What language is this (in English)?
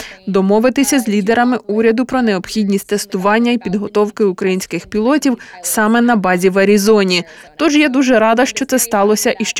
Ukrainian